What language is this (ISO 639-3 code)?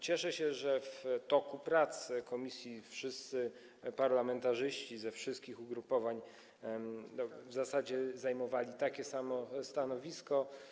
pol